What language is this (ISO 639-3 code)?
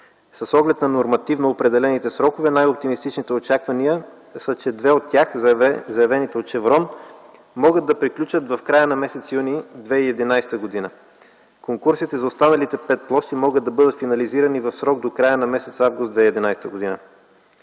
bul